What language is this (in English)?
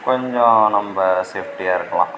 Tamil